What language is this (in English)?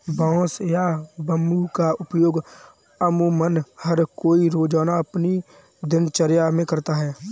Hindi